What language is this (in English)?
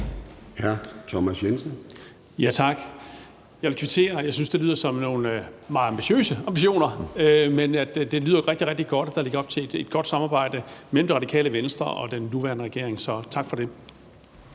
Danish